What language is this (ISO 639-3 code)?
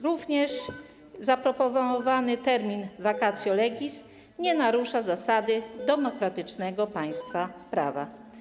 pol